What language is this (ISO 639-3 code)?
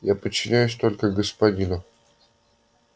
rus